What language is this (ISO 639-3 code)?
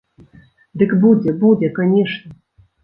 bel